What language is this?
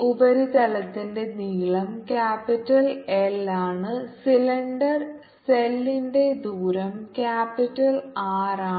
Malayalam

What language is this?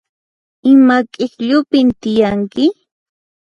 Puno Quechua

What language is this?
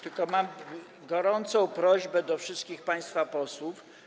Polish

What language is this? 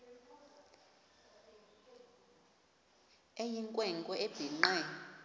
Xhosa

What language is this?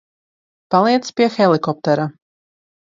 Latvian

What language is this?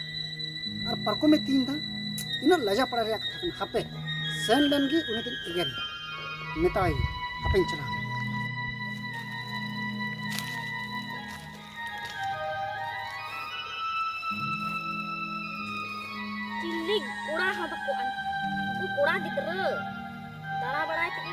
Arabic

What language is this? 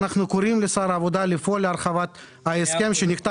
Hebrew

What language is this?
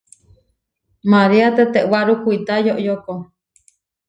Huarijio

